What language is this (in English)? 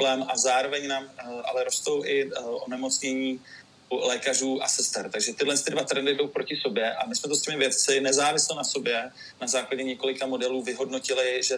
Czech